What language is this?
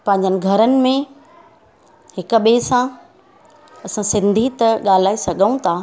Sindhi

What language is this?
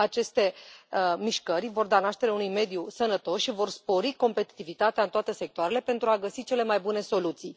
Romanian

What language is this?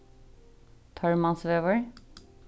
Faroese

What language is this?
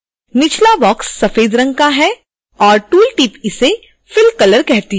Hindi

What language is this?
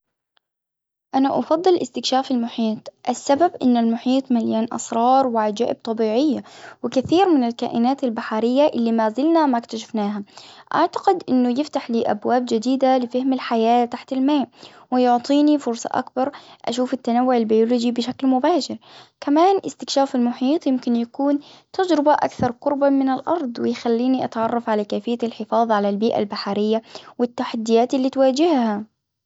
Hijazi Arabic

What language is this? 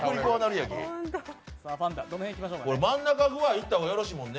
Japanese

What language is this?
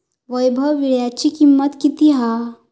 Marathi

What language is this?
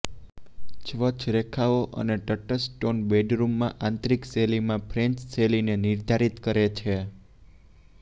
Gujarati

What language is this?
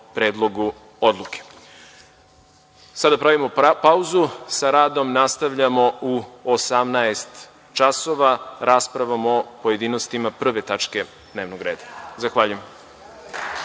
Serbian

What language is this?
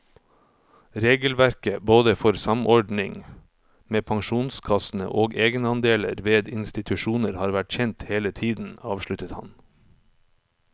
Norwegian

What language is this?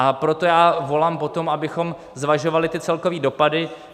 Czech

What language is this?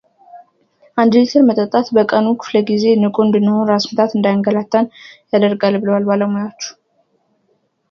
Amharic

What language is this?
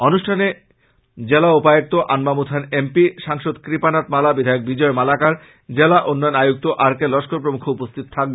Bangla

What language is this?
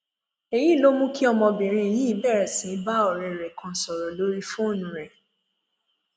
Yoruba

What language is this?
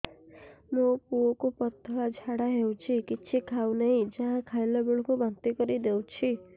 Odia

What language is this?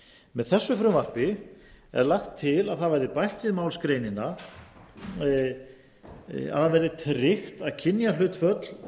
Icelandic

